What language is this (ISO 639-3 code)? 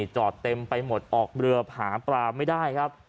tha